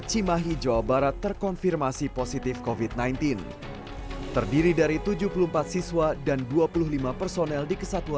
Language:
Indonesian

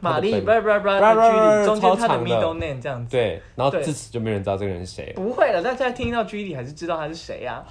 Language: Chinese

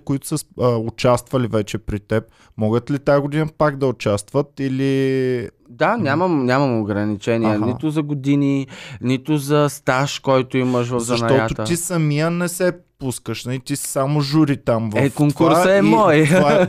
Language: Bulgarian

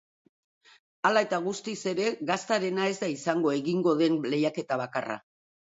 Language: Basque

